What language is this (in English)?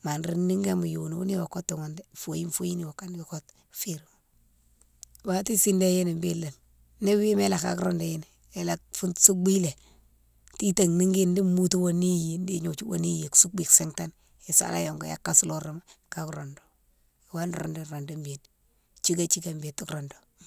Mansoanka